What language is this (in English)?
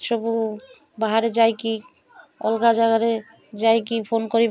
Odia